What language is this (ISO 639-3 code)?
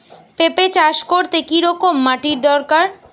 ben